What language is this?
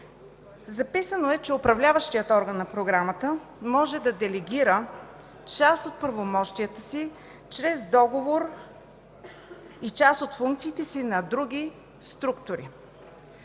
Bulgarian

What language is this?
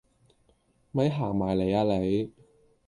Cantonese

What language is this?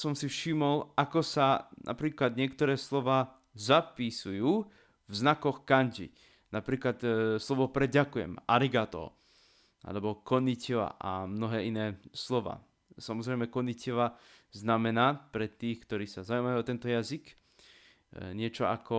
Slovak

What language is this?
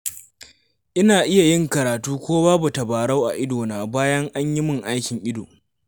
Hausa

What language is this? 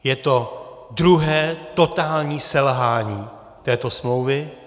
Czech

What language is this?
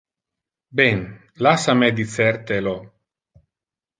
Interlingua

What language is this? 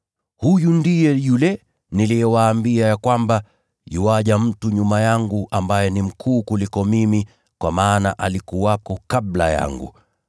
Swahili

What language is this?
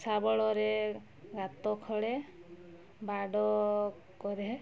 Odia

